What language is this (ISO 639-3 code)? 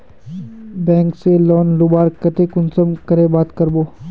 mag